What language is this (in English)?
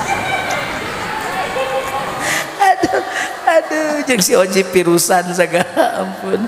Indonesian